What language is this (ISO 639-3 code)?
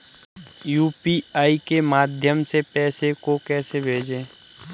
hin